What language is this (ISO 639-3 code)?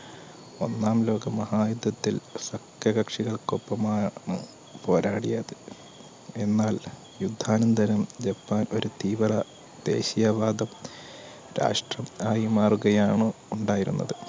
mal